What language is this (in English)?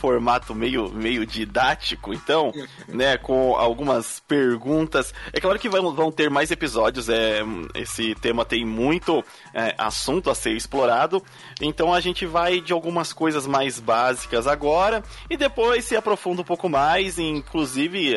Portuguese